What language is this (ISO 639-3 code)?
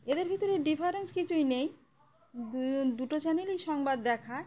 ben